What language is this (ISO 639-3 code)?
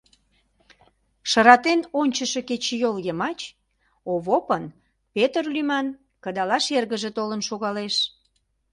chm